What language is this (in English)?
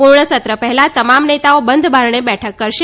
Gujarati